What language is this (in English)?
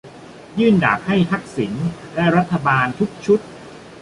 Thai